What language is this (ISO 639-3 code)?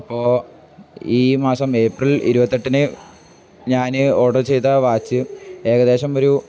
mal